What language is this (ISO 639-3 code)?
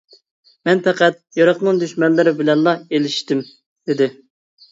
uig